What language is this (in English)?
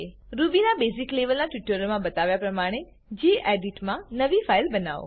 Gujarati